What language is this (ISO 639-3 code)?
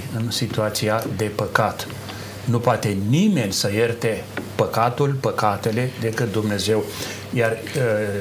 ron